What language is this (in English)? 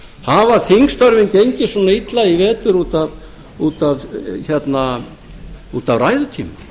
Icelandic